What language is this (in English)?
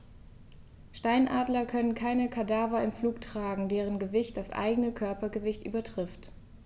German